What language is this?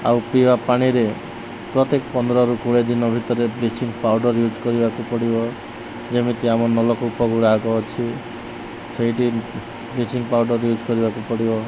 Odia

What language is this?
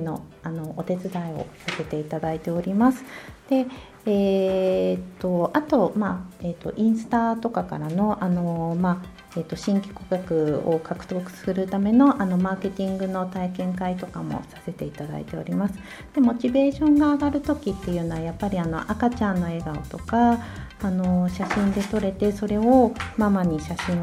Japanese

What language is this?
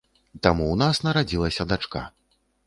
Belarusian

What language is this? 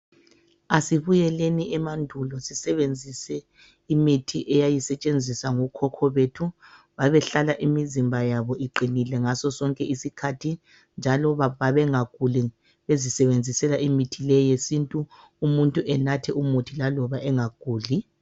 North Ndebele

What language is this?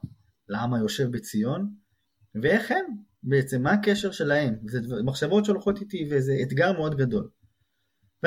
Hebrew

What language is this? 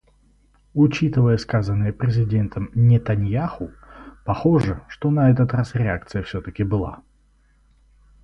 Russian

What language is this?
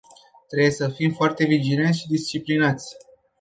Romanian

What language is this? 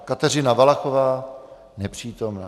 Czech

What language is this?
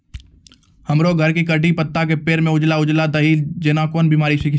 Maithili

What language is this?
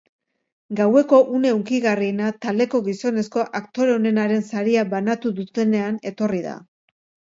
Basque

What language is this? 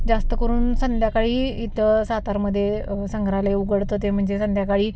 Marathi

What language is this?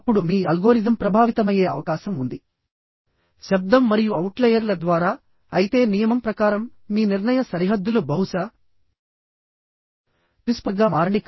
Telugu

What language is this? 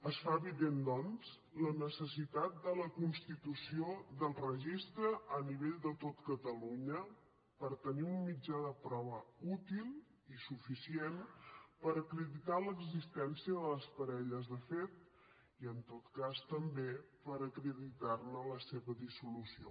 Catalan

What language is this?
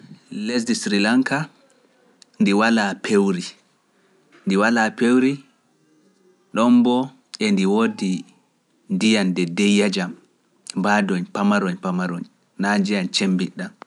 Pular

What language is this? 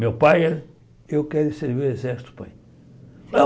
Portuguese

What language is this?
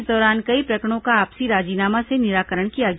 Hindi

